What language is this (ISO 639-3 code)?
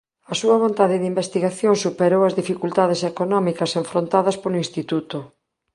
glg